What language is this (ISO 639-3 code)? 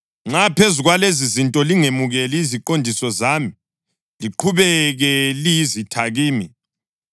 nde